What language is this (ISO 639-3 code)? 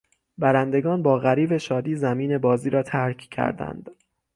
fas